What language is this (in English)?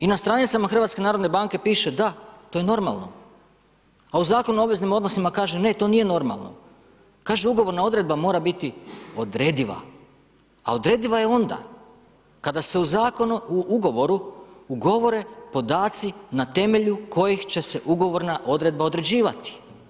Croatian